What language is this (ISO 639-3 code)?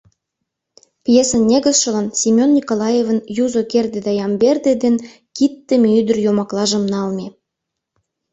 chm